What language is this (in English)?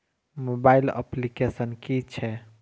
Maithili